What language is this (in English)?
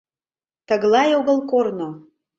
Mari